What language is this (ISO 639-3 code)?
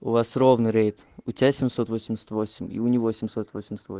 rus